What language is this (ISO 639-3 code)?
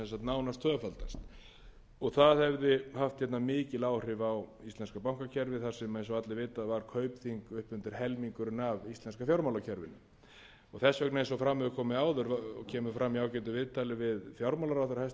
isl